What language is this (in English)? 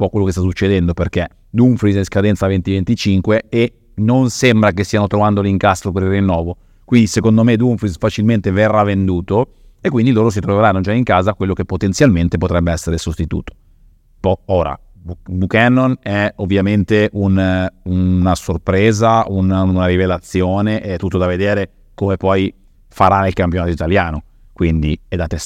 Italian